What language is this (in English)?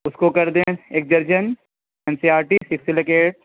Urdu